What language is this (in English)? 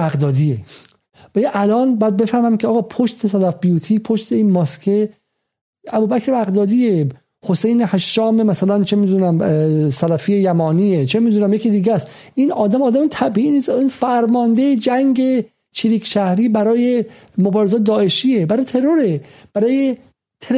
Persian